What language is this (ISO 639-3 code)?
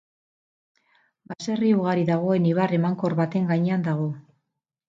eus